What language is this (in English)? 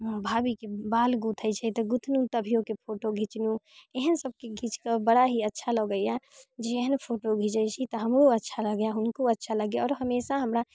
Maithili